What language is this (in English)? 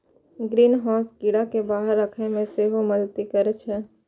Maithili